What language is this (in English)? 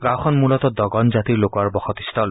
Assamese